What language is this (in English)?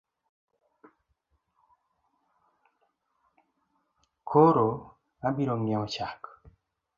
Luo (Kenya and Tanzania)